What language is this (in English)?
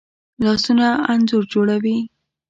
Pashto